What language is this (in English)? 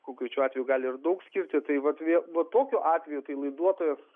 Lithuanian